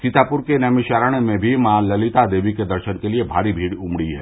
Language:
Hindi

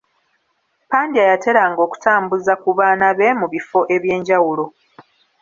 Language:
Ganda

